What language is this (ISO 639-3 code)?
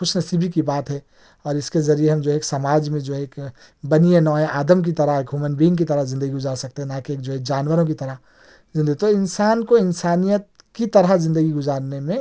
urd